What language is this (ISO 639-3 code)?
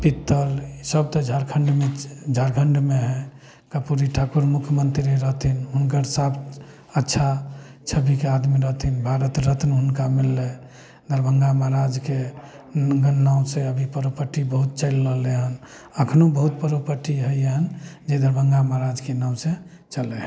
mai